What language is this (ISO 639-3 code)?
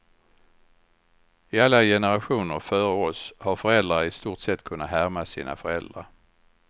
swe